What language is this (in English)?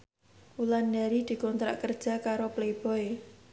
Javanese